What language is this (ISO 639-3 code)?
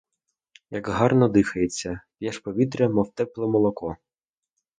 ukr